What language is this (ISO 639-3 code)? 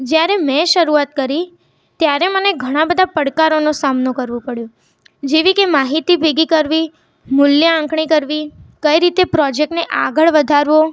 guj